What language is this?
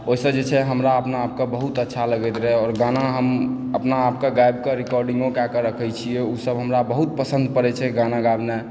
Maithili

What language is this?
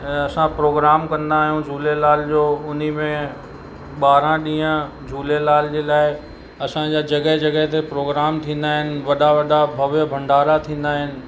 Sindhi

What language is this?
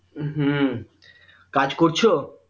Bangla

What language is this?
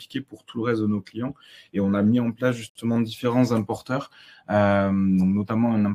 French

